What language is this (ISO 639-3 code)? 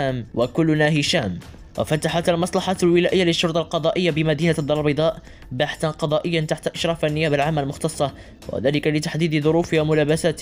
ara